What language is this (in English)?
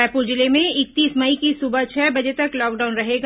Hindi